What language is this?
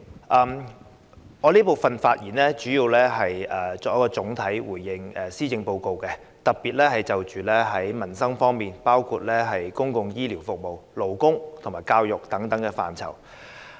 Cantonese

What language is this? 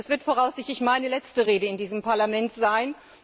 German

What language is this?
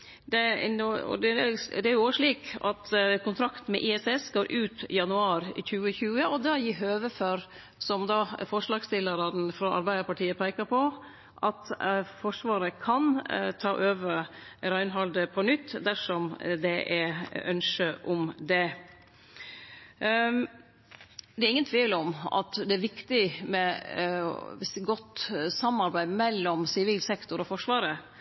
Norwegian Nynorsk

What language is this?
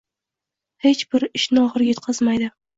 Uzbek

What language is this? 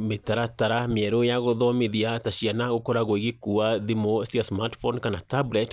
Kikuyu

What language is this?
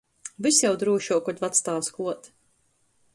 Latgalian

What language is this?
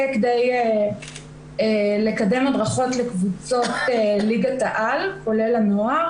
Hebrew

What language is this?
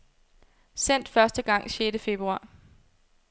Danish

